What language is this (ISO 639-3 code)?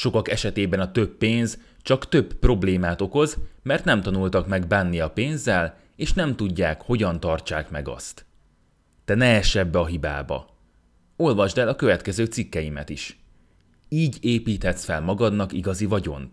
hun